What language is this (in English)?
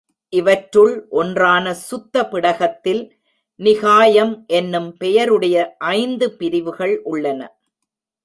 Tamil